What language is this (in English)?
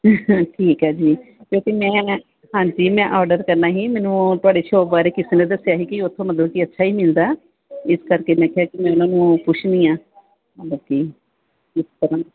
Punjabi